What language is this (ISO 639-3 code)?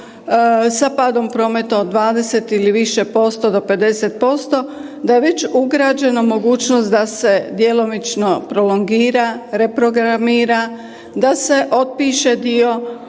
hrv